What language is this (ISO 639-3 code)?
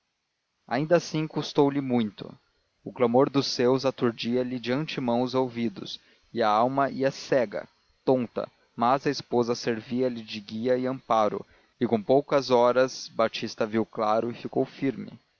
por